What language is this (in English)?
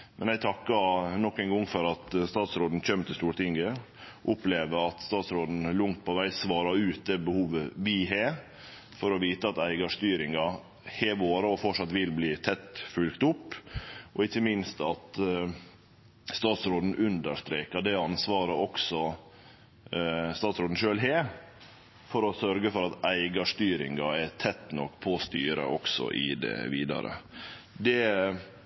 Norwegian Nynorsk